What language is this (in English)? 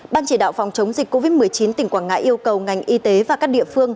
Vietnamese